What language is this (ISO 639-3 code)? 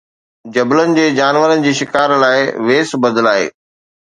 snd